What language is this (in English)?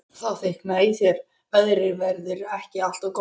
Icelandic